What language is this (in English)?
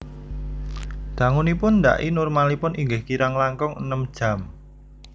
Javanese